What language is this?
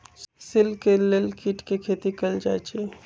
Magahi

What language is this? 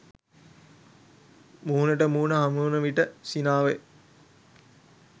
Sinhala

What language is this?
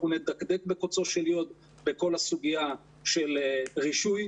Hebrew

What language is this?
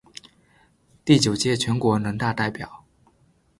Chinese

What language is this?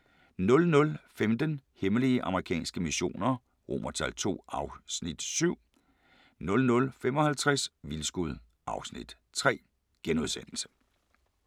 Danish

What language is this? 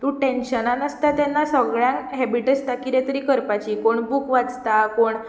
Konkani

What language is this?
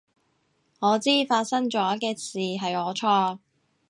Cantonese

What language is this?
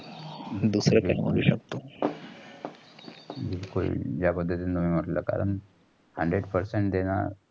Marathi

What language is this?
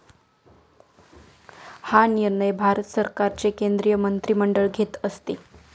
Marathi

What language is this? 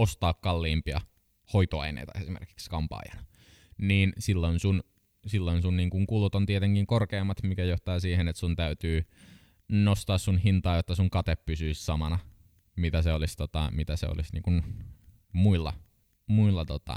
Finnish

